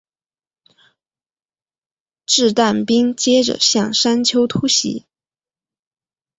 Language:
Chinese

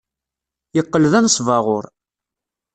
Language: Kabyle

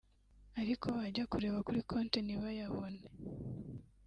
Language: Kinyarwanda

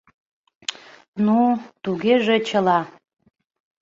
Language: Mari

